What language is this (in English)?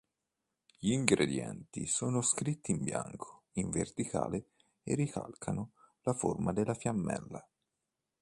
Italian